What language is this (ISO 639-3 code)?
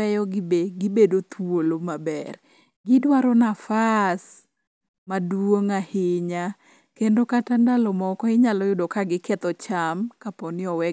luo